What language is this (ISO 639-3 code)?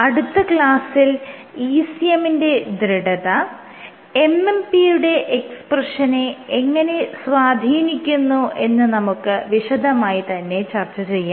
mal